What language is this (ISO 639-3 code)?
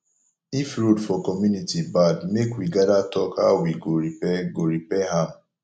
pcm